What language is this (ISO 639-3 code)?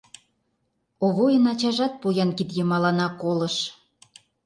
chm